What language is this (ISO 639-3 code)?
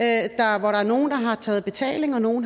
dan